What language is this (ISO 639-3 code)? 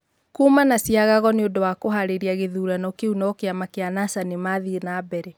kik